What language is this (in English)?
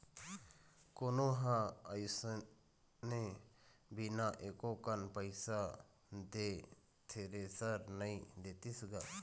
Chhattisgarhi